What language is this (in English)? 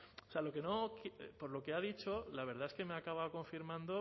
Spanish